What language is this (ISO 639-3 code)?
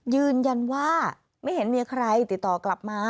tha